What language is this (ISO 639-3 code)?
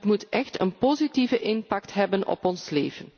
nld